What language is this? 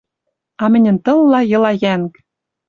Western Mari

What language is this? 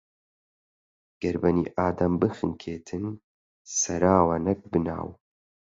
Central Kurdish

